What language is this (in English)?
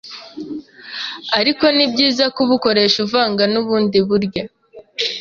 Kinyarwanda